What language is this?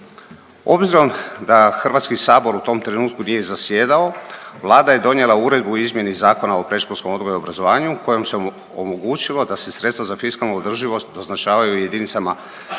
Croatian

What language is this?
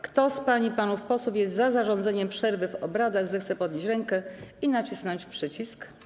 Polish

